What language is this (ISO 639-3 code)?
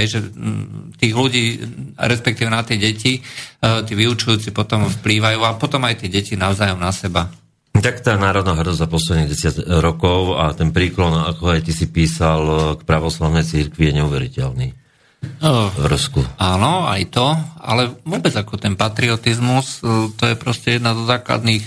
slk